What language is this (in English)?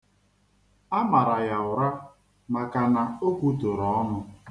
Igbo